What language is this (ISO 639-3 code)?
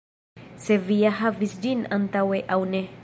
epo